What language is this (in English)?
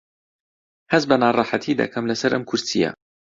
Central Kurdish